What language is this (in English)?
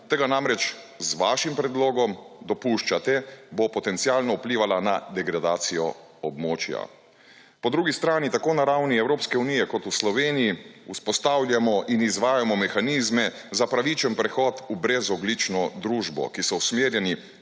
Slovenian